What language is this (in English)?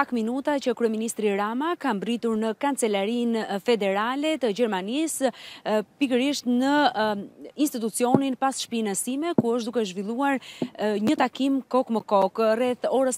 Romanian